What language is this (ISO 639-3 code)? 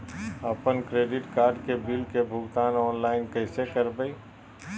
mag